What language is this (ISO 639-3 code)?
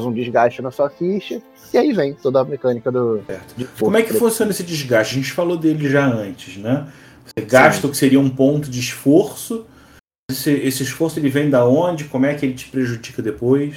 por